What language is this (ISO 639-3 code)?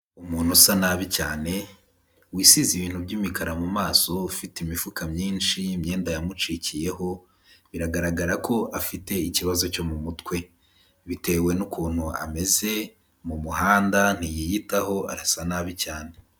kin